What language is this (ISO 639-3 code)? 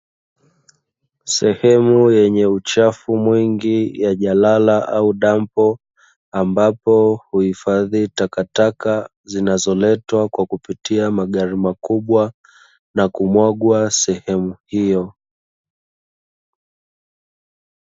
swa